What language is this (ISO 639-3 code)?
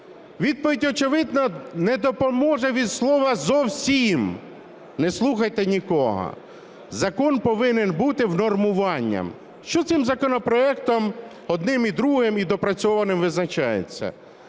ukr